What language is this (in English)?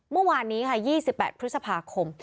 Thai